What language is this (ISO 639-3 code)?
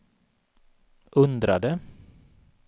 swe